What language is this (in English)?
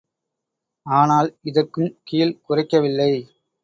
Tamil